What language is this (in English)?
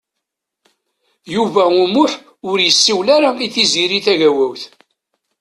Kabyle